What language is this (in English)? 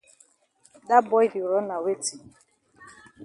Cameroon Pidgin